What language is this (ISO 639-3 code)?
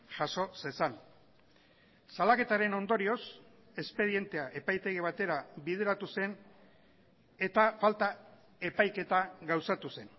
eus